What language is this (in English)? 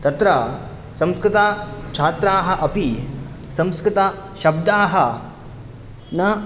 Sanskrit